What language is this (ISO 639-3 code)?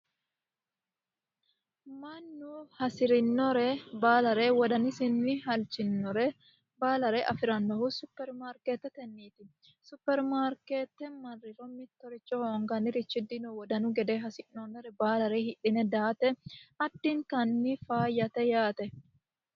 sid